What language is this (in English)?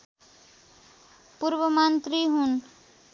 Nepali